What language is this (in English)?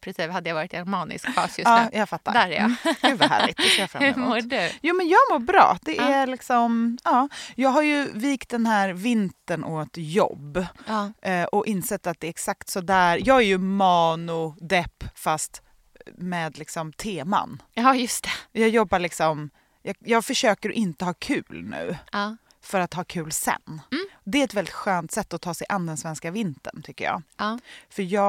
Swedish